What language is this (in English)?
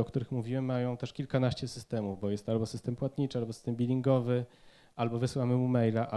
Polish